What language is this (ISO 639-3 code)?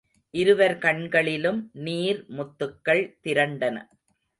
tam